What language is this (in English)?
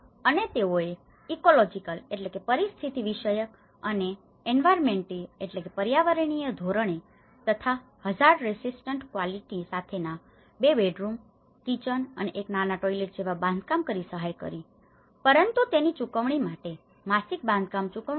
Gujarati